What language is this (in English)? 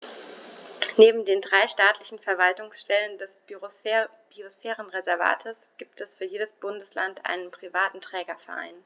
German